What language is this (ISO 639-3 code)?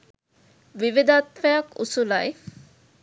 sin